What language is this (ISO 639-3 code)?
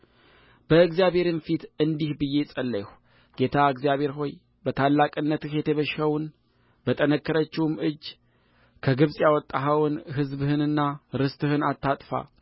amh